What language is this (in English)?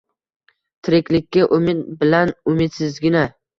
Uzbek